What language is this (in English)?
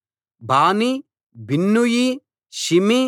Telugu